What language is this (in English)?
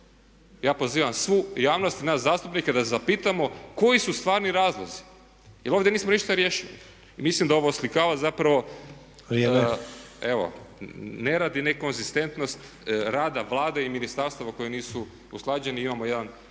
Croatian